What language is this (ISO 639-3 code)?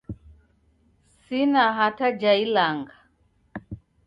dav